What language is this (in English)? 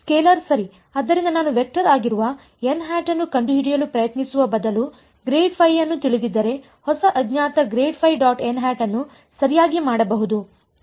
Kannada